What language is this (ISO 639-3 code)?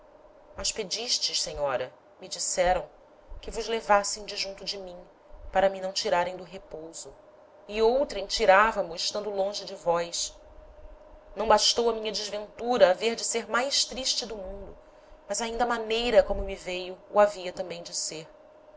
por